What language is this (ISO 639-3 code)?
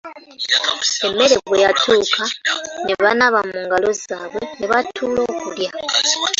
lug